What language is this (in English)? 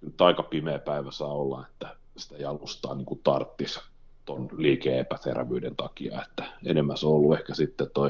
Finnish